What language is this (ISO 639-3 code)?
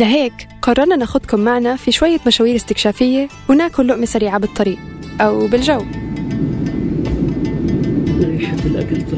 ara